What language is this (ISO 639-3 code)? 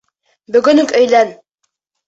bak